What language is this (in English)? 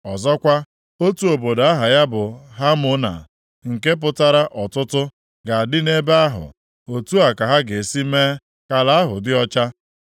Igbo